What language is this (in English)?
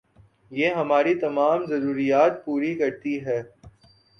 Urdu